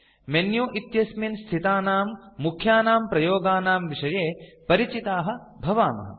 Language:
Sanskrit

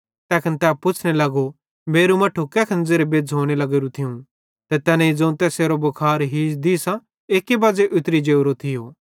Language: Bhadrawahi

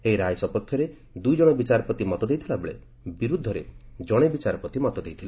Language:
Odia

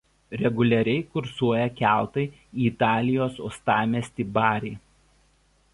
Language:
Lithuanian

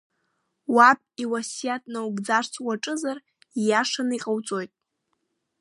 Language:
Abkhazian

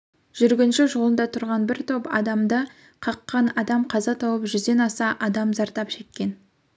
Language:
Kazakh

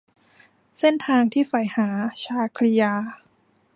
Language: Thai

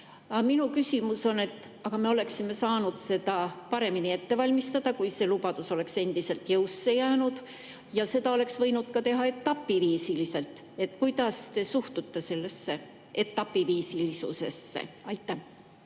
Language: Estonian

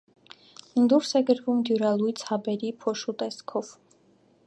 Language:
Armenian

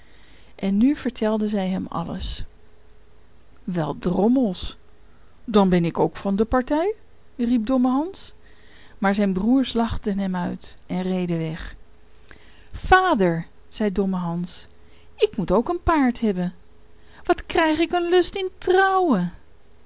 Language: Dutch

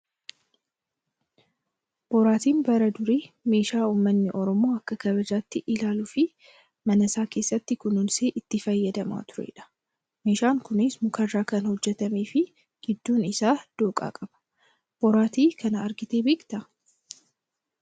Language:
Oromo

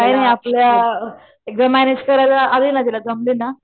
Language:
Marathi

